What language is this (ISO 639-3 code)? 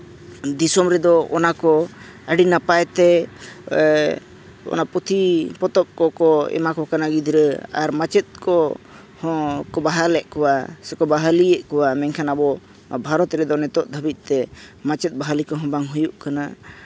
sat